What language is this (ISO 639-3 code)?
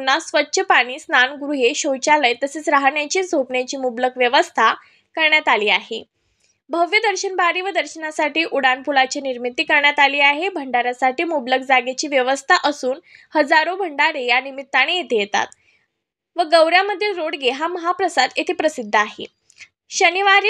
mar